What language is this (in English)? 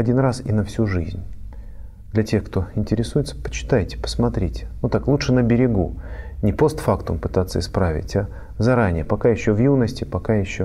Russian